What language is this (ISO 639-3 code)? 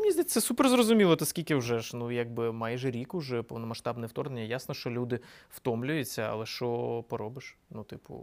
ukr